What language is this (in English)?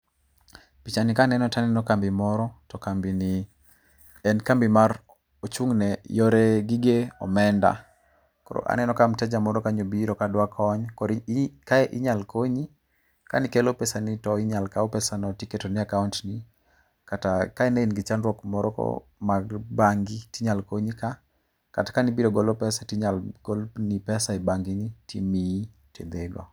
Luo (Kenya and Tanzania)